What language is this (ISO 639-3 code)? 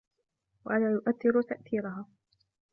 ara